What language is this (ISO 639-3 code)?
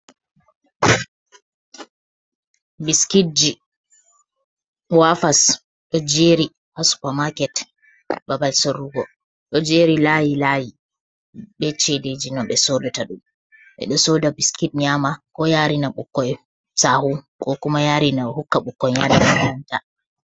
ful